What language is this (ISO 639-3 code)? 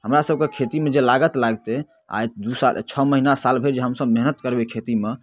mai